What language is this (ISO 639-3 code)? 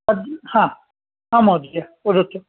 san